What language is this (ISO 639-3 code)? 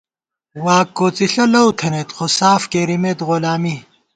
gwt